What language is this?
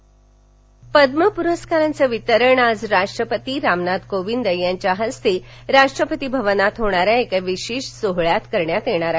Marathi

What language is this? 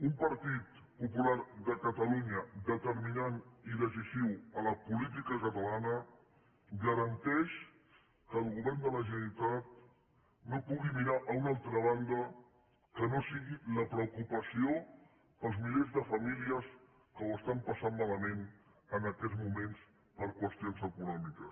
Catalan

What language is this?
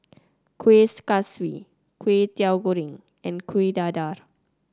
English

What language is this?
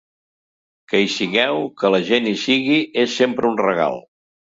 Catalan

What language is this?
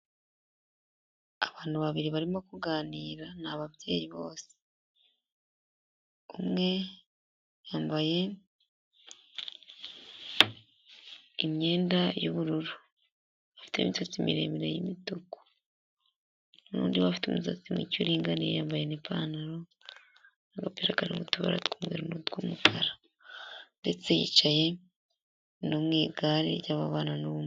Kinyarwanda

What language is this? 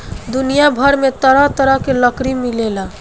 Bhojpuri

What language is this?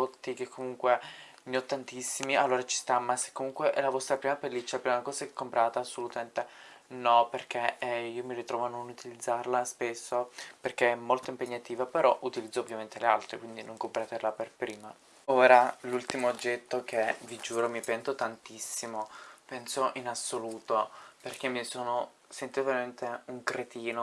Italian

